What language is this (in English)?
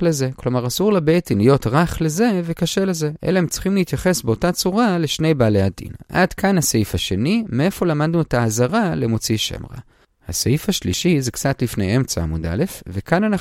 Hebrew